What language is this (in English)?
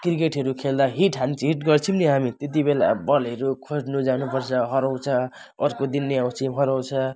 Nepali